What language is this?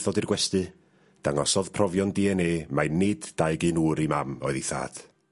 Welsh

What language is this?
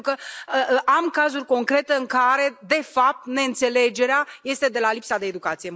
Romanian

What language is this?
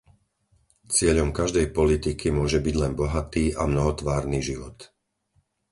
Slovak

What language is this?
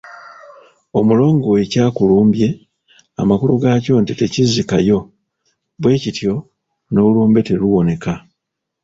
Ganda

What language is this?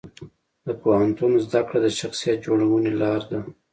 Pashto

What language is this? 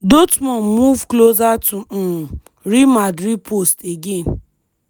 Nigerian Pidgin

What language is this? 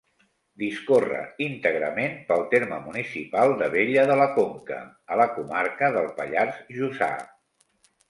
Catalan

